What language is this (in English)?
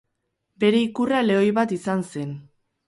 Basque